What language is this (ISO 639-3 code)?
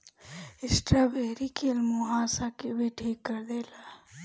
bho